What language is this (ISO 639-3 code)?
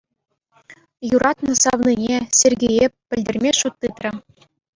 chv